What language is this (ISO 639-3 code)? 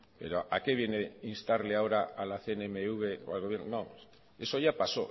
spa